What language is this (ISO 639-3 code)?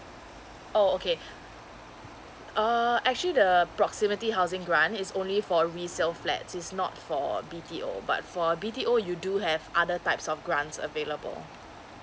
eng